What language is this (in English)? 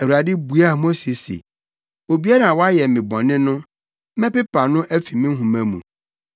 Akan